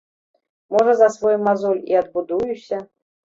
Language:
Belarusian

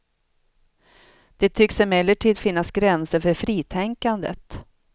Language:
Swedish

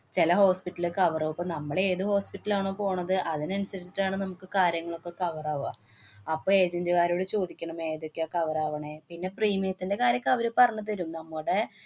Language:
Malayalam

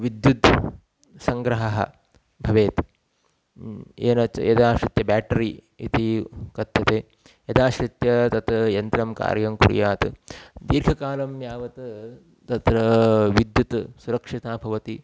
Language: Sanskrit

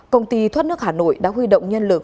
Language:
Vietnamese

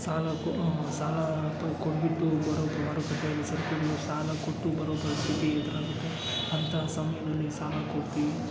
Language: Kannada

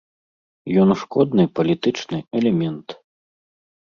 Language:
Belarusian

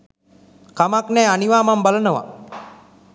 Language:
Sinhala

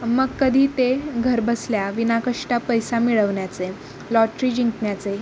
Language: Marathi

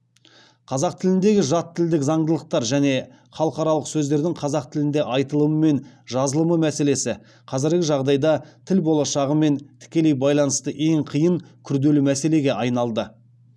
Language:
Kazakh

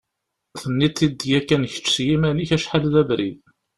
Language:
Kabyle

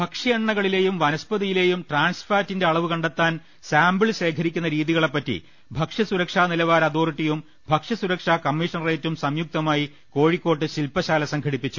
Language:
Malayalam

